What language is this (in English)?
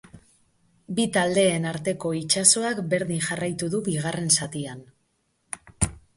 Basque